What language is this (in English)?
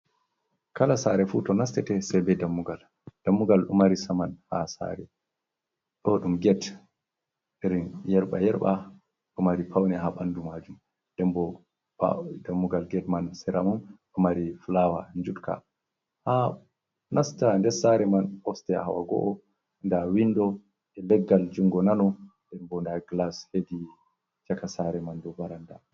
Fula